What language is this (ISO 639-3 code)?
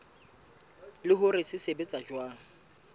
sot